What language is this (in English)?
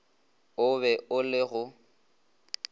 Northern Sotho